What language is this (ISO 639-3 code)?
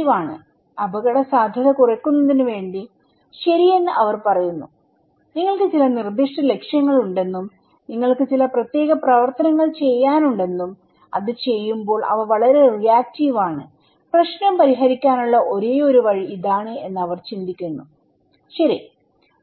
mal